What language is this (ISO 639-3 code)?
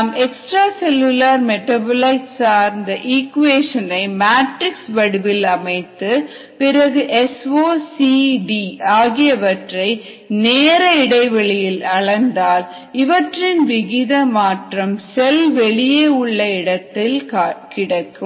tam